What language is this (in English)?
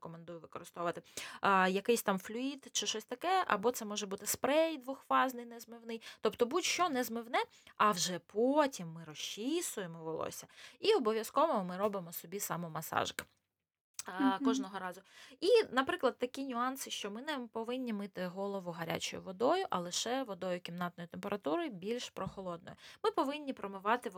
Ukrainian